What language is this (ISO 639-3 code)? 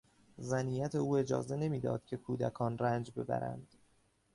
fas